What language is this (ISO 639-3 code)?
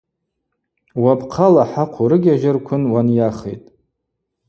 abq